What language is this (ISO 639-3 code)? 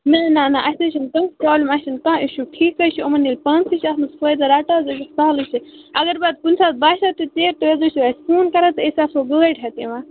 kas